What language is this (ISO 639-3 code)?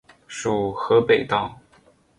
zho